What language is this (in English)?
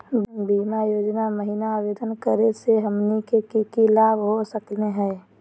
Magahi